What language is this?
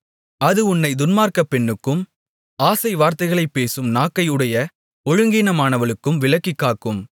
Tamil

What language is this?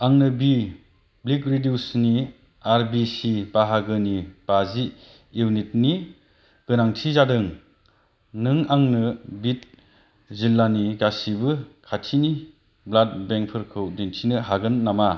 Bodo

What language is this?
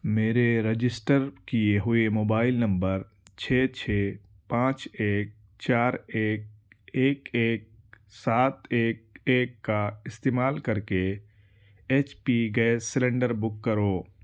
Urdu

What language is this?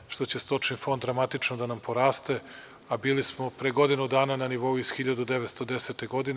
Serbian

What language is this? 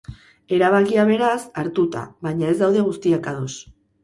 Basque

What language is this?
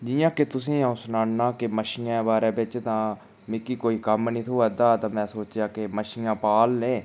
Dogri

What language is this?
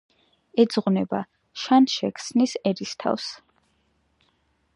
Georgian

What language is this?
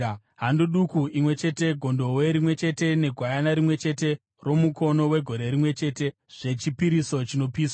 Shona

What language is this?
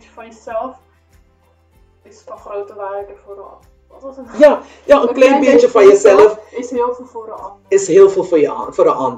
Dutch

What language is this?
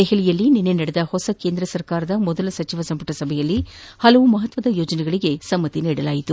Kannada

